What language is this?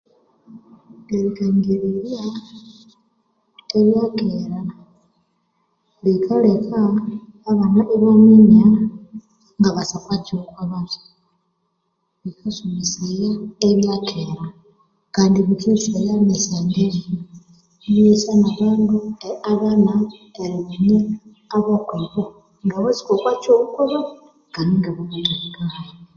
Konzo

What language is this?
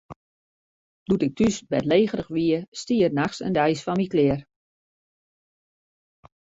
Western Frisian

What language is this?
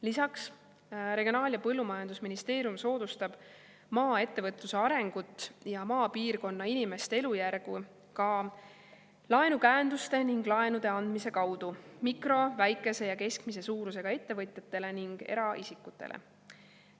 Estonian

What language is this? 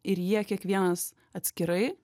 Lithuanian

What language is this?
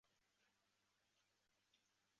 Chinese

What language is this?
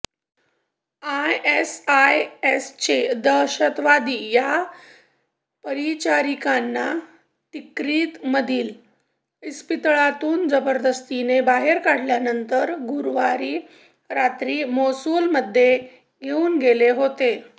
Marathi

